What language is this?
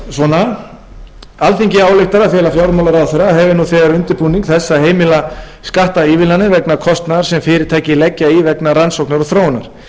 Icelandic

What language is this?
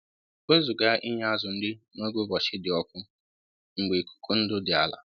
Igbo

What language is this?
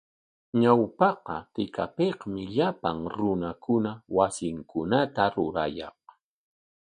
Corongo Ancash Quechua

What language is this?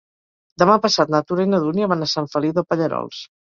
Catalan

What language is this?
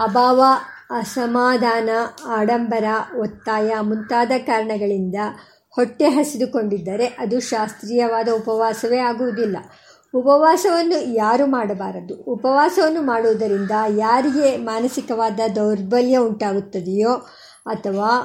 Kannada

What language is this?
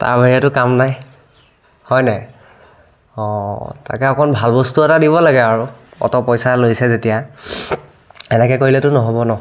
Assamese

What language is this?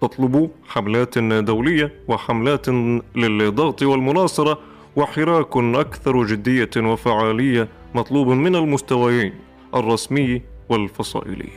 Arabic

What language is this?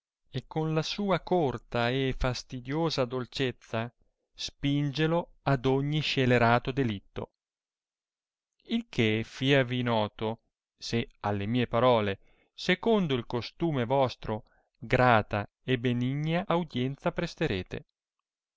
Italian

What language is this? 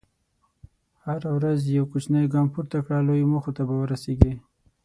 Pashto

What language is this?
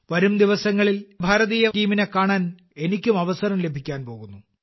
Malayalam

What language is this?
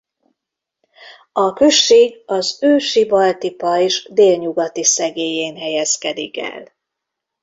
Hungarian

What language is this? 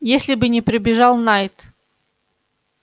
Russian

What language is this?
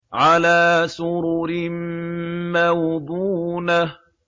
Arabic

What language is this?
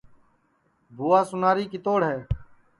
Sansi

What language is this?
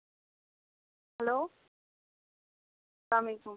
Kashmiri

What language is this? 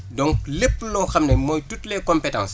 Wolof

